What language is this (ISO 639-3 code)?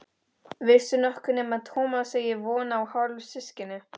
isl